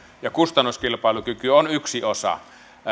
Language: Finnish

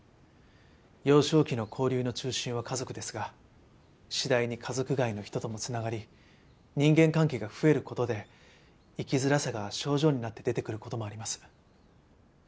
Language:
Japanese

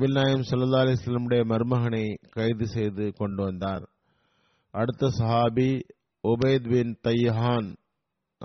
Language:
Tamil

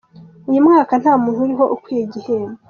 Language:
Kinyarwanda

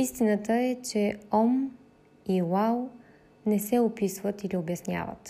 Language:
Bulgarian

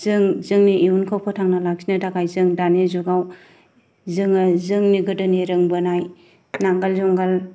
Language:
Bodo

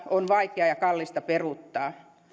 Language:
Finnish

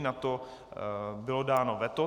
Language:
Czech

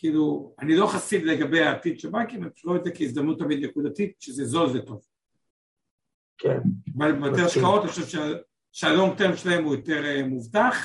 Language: Hebrew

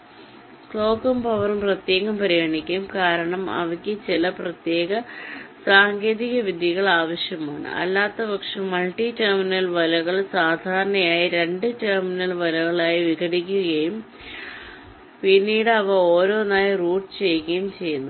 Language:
Malayalam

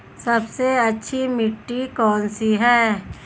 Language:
Hindi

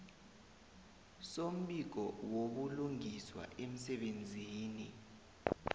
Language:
South Ndebele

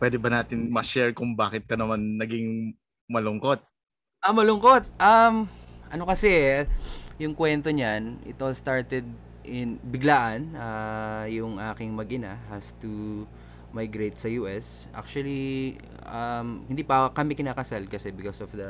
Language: Filipino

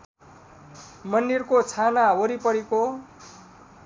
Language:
Nepali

